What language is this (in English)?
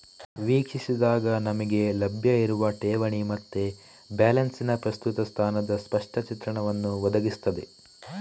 Kannada